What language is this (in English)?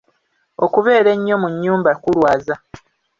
Ganda